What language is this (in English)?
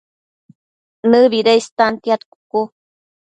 Matsés